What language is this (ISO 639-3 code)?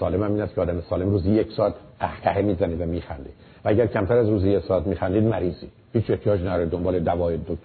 fas